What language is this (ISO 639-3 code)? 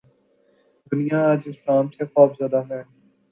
urd